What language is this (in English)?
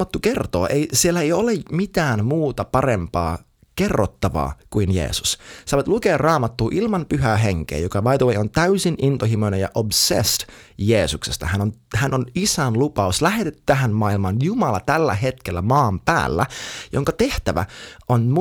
Finnish